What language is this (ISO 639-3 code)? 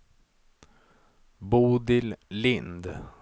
swe